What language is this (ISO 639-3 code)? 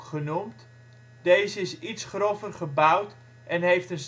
nld